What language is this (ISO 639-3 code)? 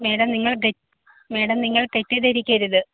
mal